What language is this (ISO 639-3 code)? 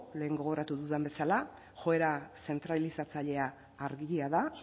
eus